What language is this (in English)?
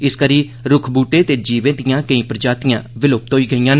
Dogri